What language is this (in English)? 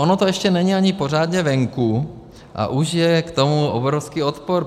Czech